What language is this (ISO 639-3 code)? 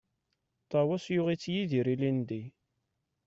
kab